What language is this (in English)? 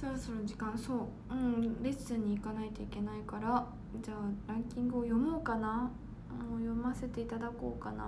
Japanese